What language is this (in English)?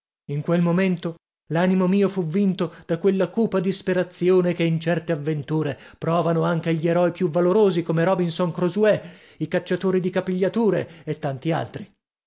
Italian